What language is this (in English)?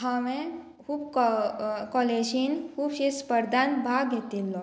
Konkani